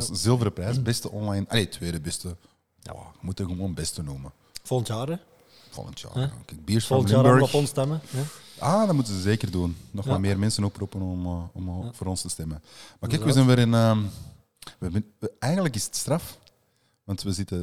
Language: Dutch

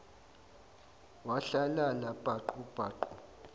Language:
Zulu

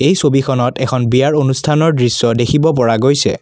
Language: Assamese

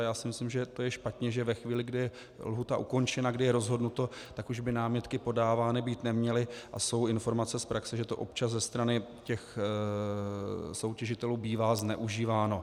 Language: Czech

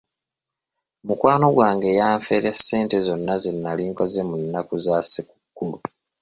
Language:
Ganda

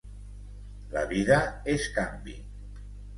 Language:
Catalan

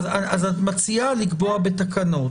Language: Hebrew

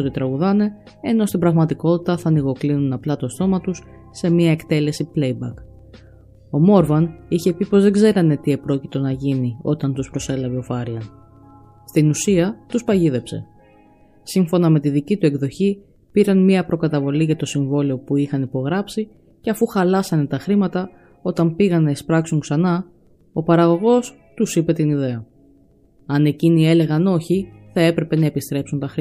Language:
Greek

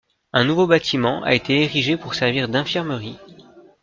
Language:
French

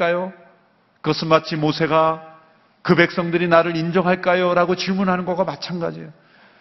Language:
Korean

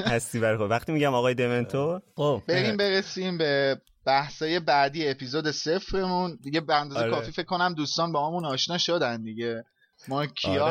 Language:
Persian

